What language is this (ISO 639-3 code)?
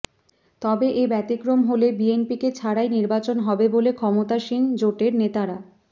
ben